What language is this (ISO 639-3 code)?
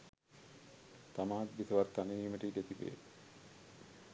sin